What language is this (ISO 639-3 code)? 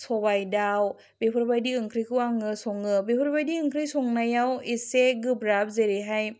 brx